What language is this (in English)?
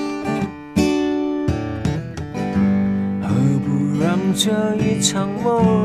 Chinese